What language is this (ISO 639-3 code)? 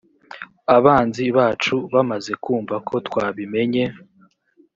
kin